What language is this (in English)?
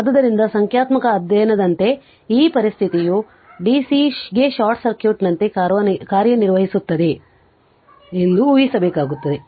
Kannada